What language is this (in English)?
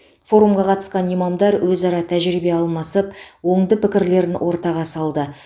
Kazakh